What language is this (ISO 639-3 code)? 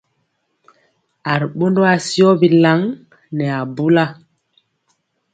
mcx